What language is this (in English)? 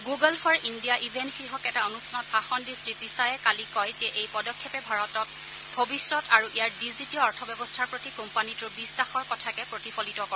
Assamese